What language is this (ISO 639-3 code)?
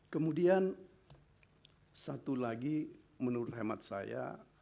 ind